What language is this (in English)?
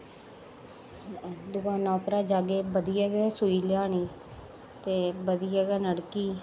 Dogri